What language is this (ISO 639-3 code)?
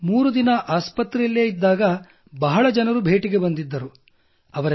kan